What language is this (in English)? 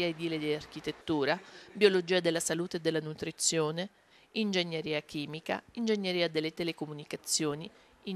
Italian